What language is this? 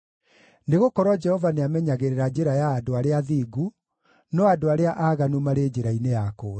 Kikuyu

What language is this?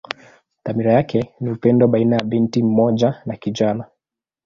Swahili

